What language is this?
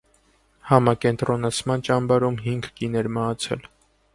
Armenian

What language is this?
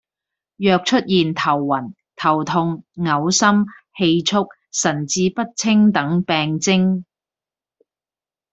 Cantonese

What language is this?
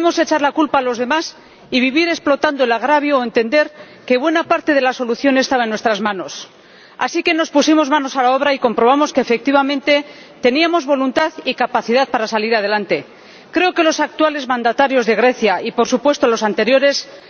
Spanish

